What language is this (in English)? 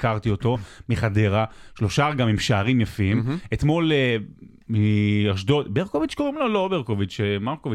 Hebrew